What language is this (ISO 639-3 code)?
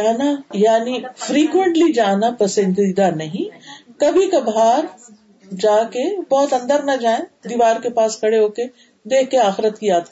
urd